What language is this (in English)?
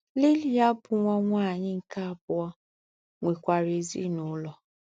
Igbo